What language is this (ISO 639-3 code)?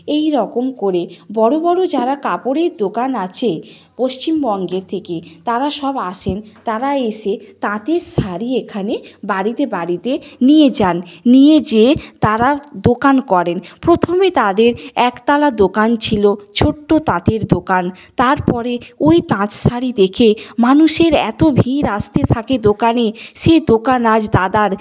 ben